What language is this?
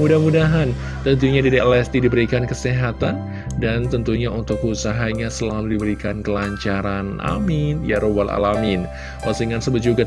Indonesian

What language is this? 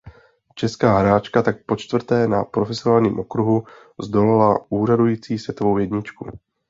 Czech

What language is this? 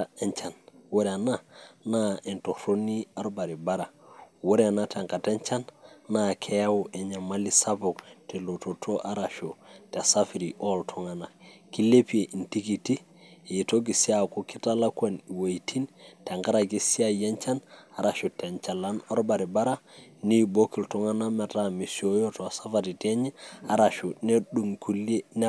Masai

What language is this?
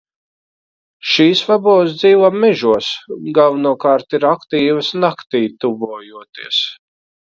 Latvian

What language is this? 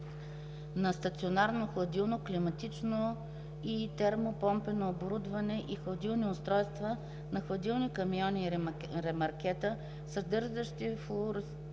Bulgarian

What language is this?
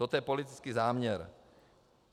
Czech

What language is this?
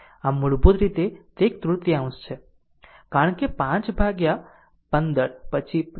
Gujarati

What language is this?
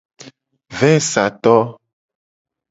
Gen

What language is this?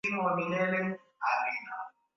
Swahili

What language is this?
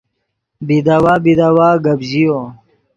Yidgha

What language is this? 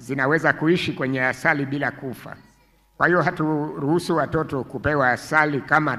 Swahili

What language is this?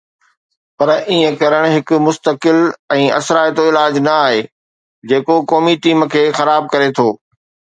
Sindhi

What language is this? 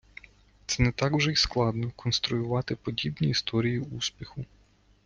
Ukrainian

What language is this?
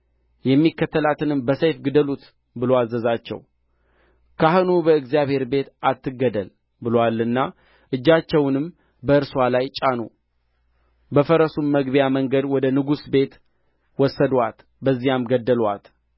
Amharic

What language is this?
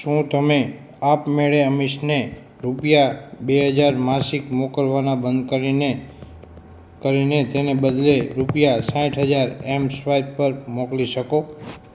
Gujarati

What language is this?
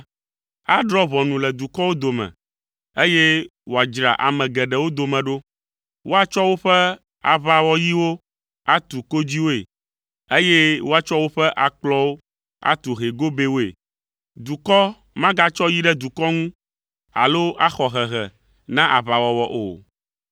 Ewe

